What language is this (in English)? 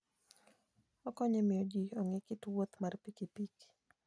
Luo (Kenya and Tanzania)